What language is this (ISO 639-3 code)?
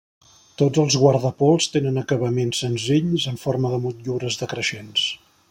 cat